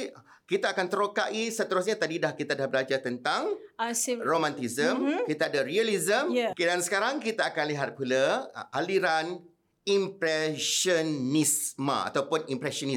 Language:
Malay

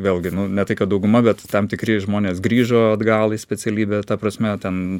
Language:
Lithuanian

